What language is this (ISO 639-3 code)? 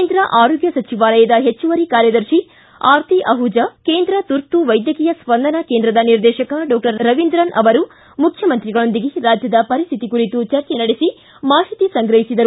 kan